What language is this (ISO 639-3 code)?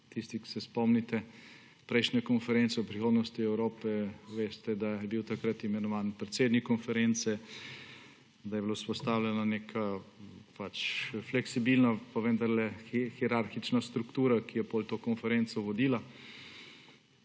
slv